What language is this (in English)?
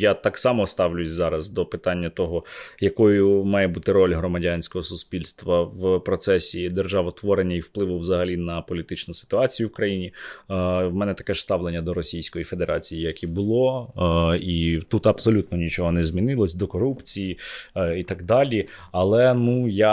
Ukrainian